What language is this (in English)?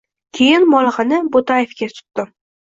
Uzbek